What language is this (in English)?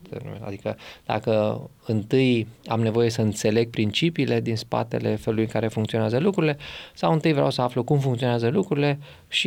Romanian